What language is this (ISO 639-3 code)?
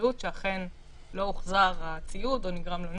heb